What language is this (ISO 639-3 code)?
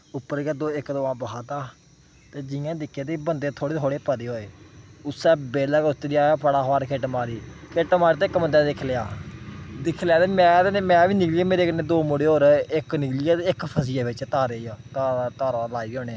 doi